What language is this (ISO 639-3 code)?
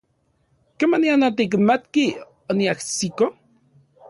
ncx